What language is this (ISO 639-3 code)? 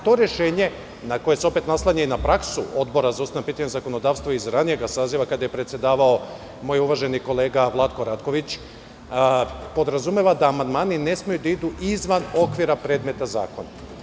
srp